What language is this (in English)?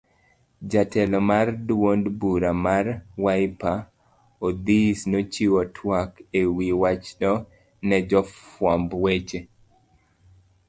Luo (Kenya and Tanzania)